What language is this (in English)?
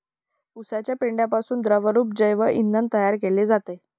Marathi